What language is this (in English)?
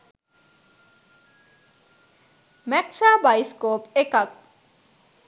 Sinhala